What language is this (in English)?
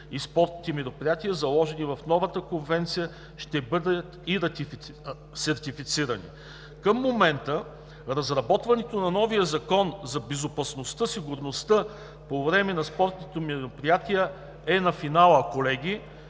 Bulgarian